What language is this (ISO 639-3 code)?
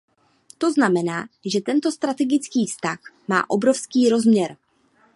ces